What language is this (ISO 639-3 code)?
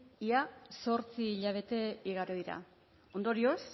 eus